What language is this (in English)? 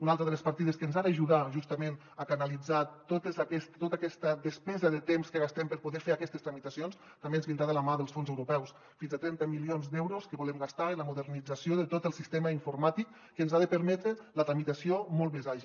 Catalan